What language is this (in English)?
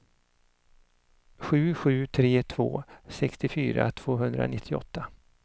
Swedish